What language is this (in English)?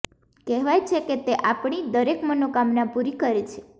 Gujarati